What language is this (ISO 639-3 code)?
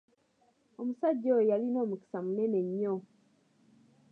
lug